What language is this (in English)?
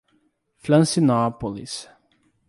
Portuguese